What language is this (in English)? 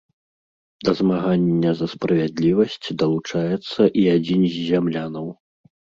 Belarusian